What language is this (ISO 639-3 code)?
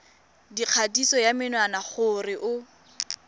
tsn